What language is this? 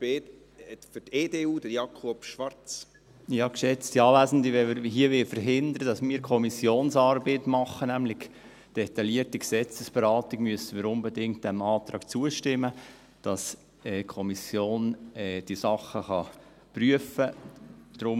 Swiss German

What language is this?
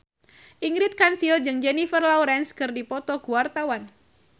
Sundanese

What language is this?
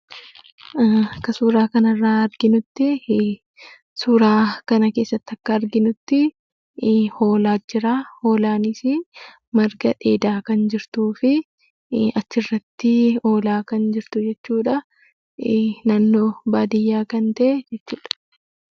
Oromo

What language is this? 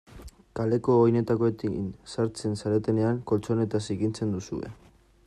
Basque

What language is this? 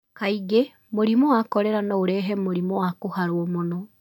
Kikuyu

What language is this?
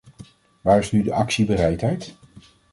Dutch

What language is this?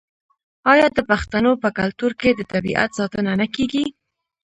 Pashto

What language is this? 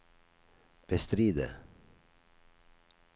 Norwegian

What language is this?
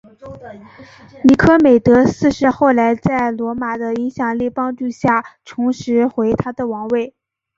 Chinese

